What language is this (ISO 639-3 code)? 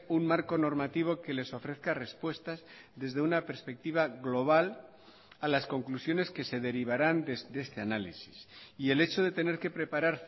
spa